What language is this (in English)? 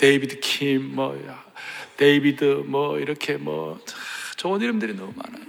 Korean